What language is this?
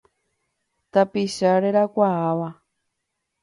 Guarani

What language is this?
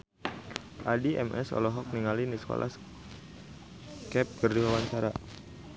Sundanese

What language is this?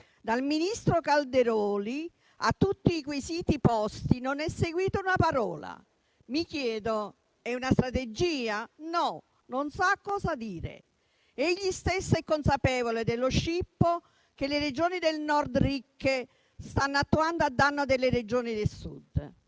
Italian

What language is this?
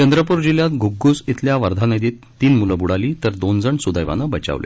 Marathi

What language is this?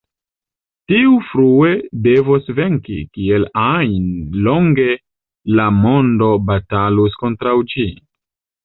Esperanto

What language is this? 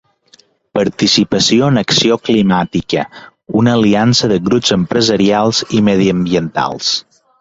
Catalan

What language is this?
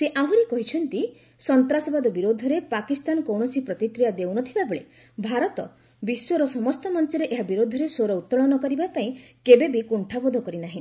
Odia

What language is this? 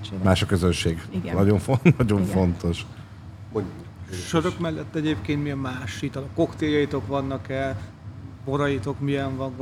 Hungarian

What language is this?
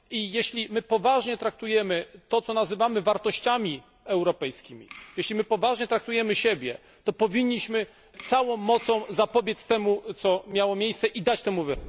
Polish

